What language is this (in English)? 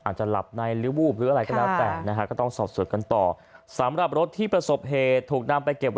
Thai